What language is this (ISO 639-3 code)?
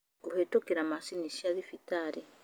kik